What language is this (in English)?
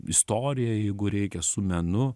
Lithuanian